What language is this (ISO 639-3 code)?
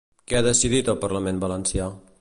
cat